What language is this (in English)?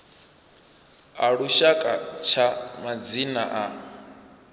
Venda